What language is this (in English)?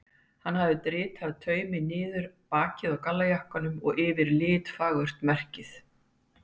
Icelandic